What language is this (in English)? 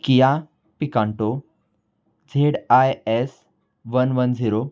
Marathi